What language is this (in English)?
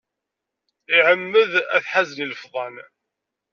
Kabyle